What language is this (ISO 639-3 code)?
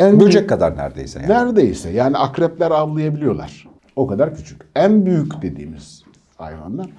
tur